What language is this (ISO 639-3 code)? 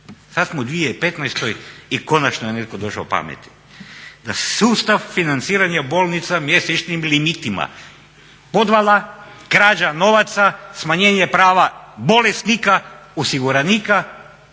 hrv